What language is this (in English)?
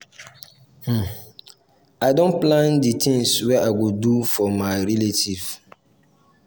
Nigerian Pidgin